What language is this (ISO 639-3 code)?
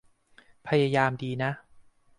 tha